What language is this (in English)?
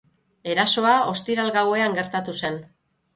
Basque